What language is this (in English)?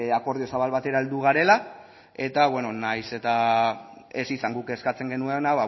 Basque